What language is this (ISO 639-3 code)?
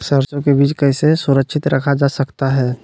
mag